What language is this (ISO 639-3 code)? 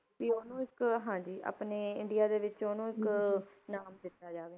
pan